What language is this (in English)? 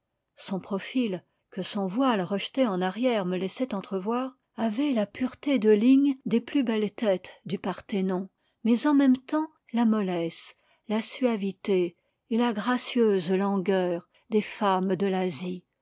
French